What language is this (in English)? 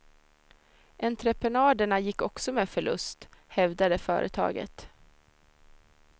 Swedish